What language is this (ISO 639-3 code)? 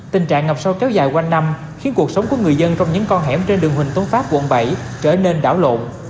vie